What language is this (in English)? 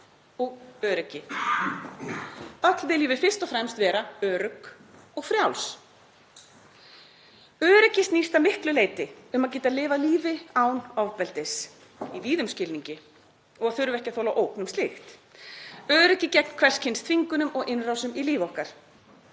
Icelandic